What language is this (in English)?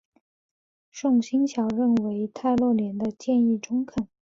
Chinese